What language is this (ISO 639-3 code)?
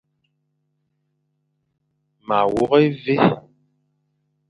fan